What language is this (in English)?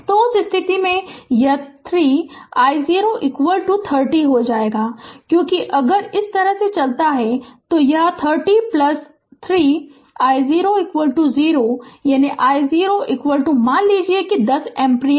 Hindi